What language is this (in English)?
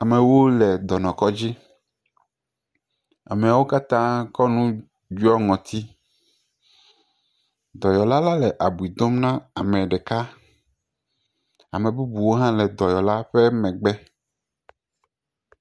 Ewe